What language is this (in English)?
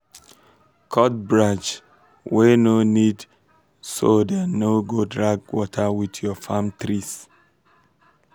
Nigerian Pidgin